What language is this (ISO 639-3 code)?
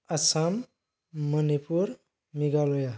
brx